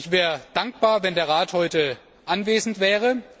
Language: German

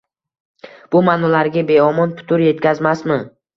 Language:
Uzbek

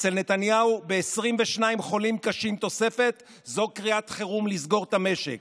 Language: Hebrew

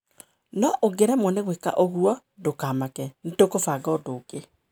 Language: Kikuyu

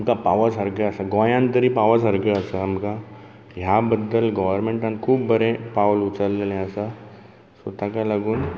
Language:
Konkani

